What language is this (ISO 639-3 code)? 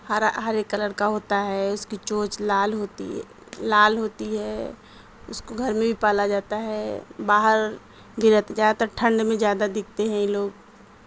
urd